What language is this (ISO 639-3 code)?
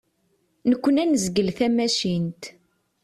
kab